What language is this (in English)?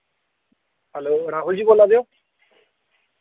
Dogri